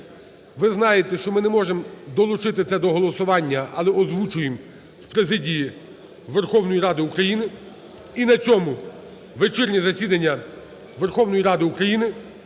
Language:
Ukrainian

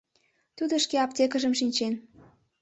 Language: Mari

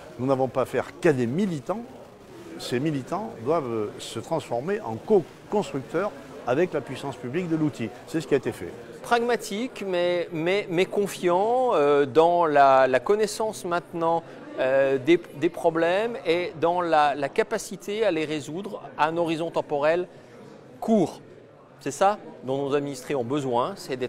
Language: French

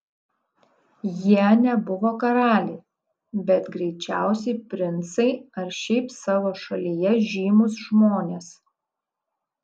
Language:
Lithuanian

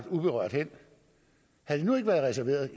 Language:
Danish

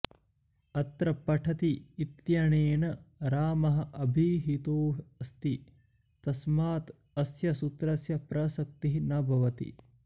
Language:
Sanskrit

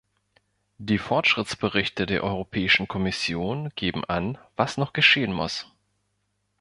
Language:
German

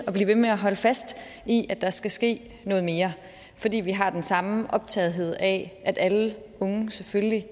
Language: Danish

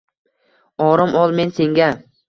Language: Uzbek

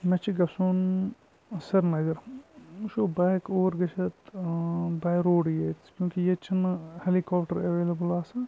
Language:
Kashmiri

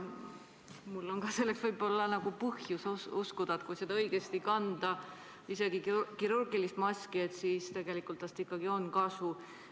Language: Estonian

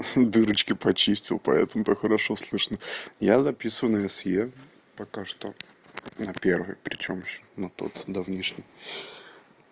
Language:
Russian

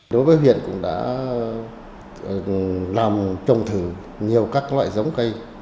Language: Vietnamese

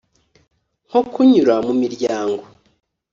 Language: Kinyarwanda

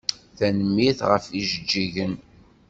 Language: Kabyle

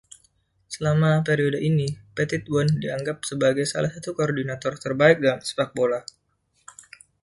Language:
Indonesian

